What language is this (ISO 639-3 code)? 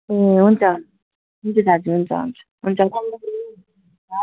nep